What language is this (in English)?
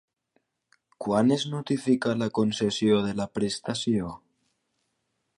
Catalan